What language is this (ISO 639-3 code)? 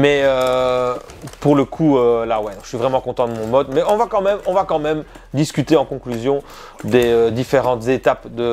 fra